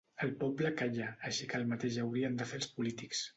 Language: Catalan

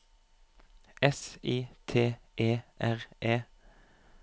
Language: Norwegian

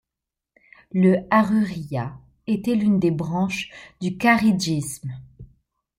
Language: French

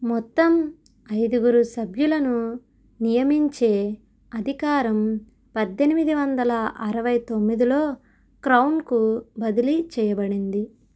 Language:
Telugu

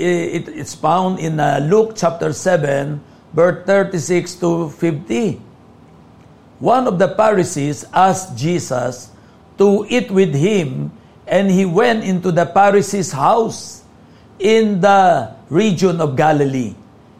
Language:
Filipino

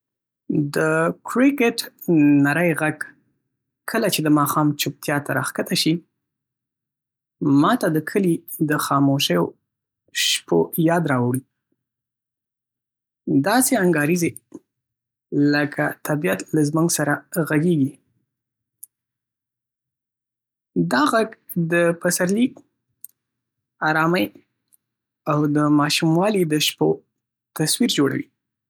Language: Pashto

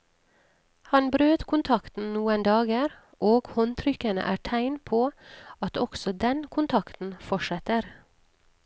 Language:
Norwegian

